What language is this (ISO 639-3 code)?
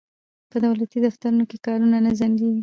pus